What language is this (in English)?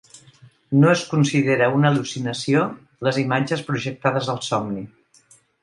Catalan